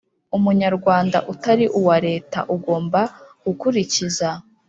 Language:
Kinyarwanda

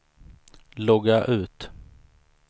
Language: Swedish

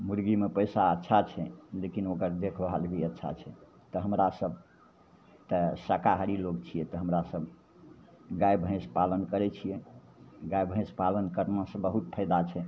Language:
Maithili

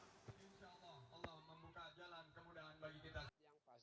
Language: Indonesian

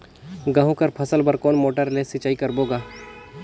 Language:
Chhattisgarhi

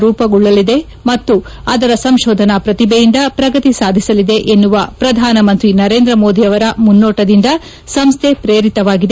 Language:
Kannada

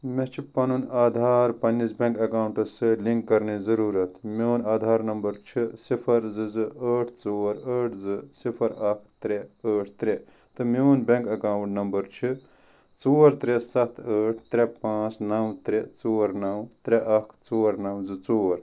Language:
Kashmiri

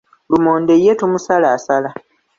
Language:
Ganda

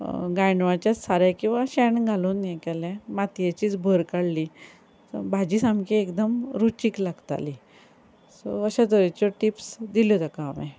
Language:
Konkani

